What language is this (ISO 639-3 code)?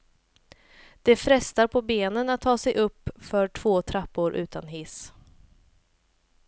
swe